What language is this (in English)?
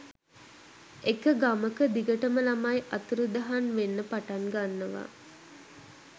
Sinhala